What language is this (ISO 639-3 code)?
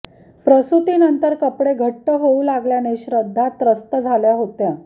mar